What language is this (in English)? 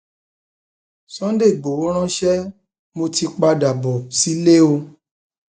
Yoruba